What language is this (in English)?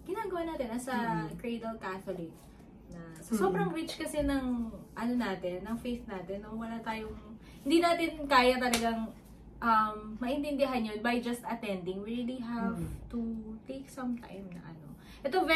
Filipino